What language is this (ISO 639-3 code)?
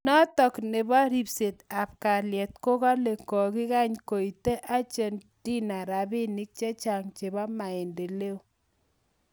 kln